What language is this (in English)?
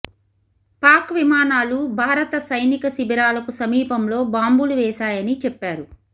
Telugu